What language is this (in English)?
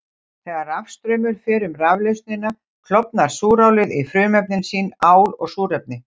Icelandic